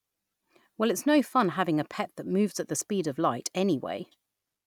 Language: English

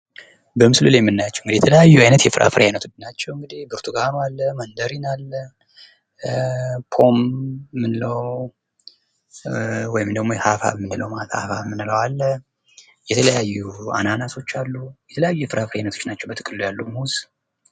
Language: Amharic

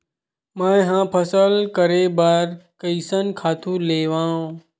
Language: Chhattisgarhi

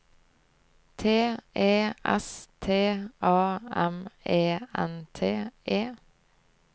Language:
Norwegian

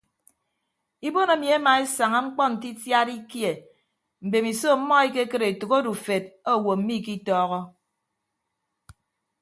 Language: Ibibio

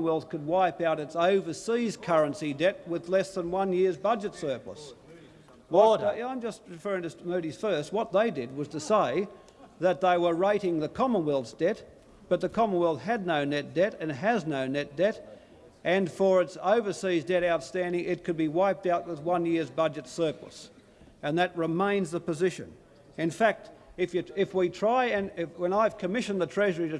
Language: English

